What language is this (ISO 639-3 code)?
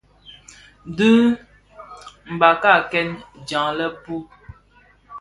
ksf